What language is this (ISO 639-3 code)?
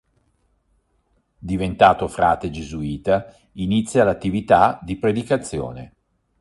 ita